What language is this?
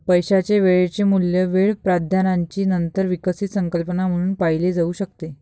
Marathi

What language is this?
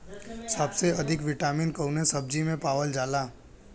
Bhojpuri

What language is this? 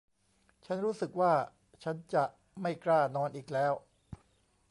Thai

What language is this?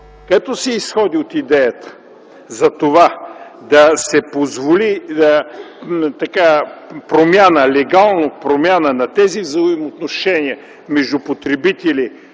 Bulgarian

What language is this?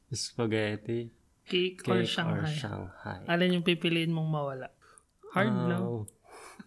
Filipino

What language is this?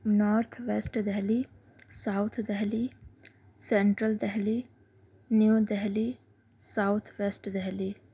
Urdu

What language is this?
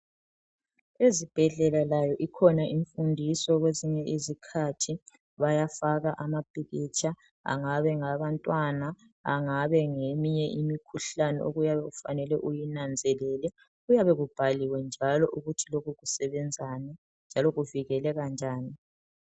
North Ndebele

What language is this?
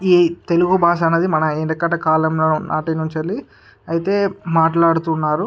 Telugu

